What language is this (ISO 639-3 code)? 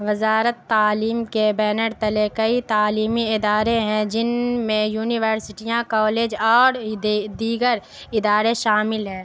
urd